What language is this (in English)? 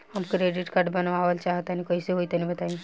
Bhojpuri